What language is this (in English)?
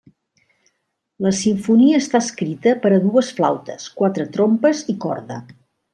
Catalan